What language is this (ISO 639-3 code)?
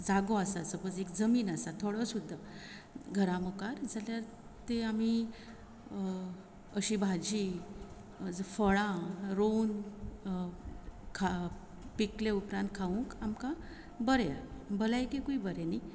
kok